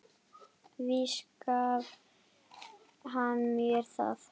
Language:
Icelandic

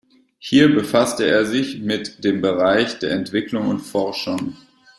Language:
German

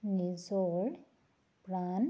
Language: Assamese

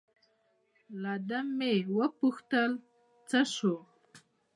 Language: Pashto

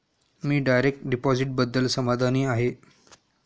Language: Marathi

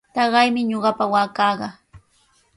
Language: Sihuas Ancash Quechua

